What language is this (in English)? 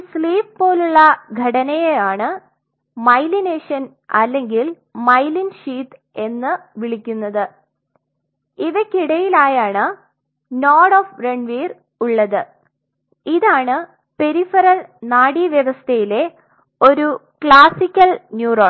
Malayalam